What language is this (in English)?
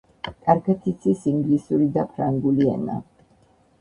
Georgian